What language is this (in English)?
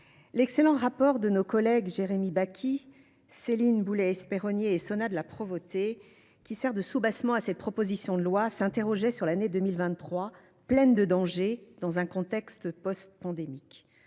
French